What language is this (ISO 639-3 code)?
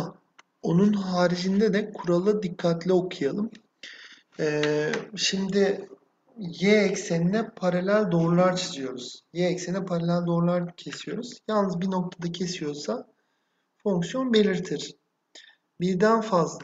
tur